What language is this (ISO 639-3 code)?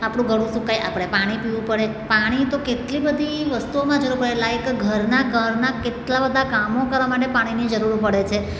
guj